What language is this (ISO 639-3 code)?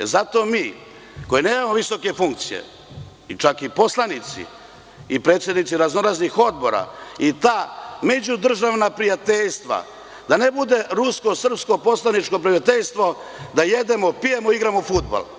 srp